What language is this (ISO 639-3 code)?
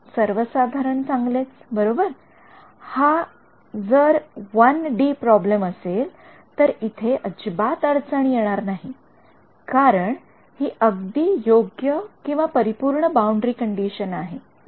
mar